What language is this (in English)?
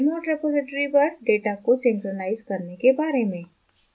Hindi